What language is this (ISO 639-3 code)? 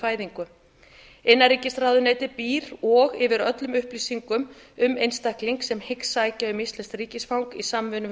isl